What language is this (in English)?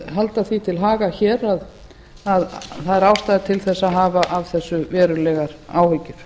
Icelandic